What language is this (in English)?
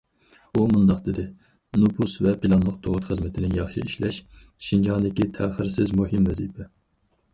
Uyghur